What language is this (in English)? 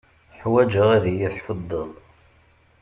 Kabyle